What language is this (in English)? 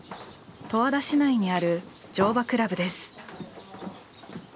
Japanese